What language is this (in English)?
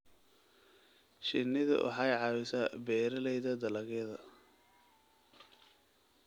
Somali